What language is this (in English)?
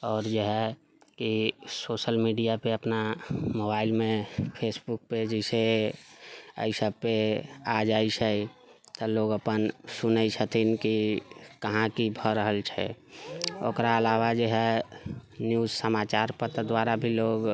Maithili